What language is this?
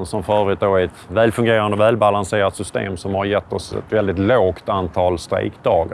Swedish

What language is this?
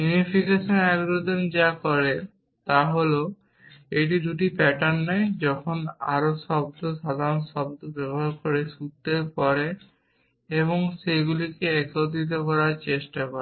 Bangla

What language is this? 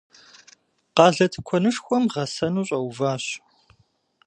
Kabardian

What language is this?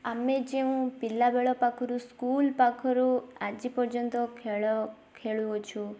Odia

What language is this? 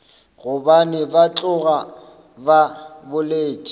Northern Sotho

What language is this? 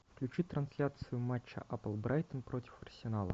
Russian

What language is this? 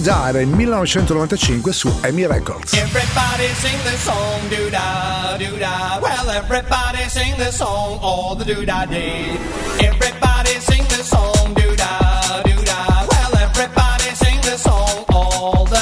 Italian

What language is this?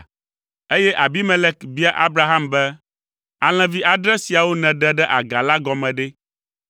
Ewe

